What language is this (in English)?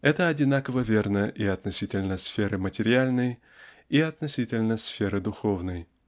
Russian